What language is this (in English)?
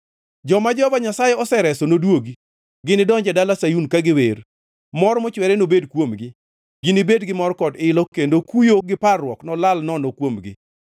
Luo (Kenya and Tanzania)